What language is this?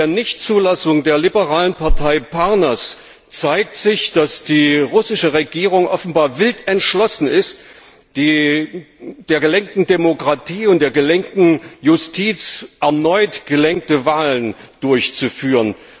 German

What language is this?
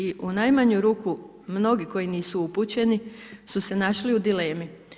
Croatian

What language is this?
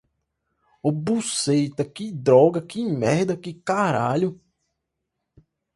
Portuguese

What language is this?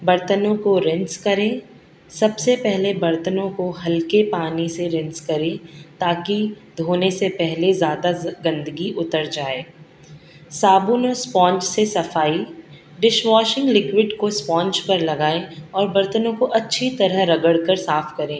Urdu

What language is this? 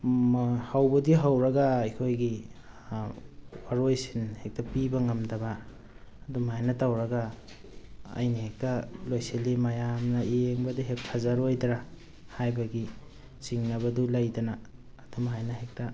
Manipuri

